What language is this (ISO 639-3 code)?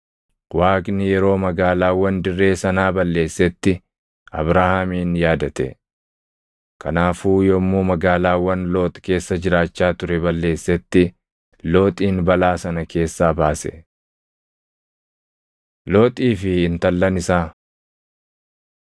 orm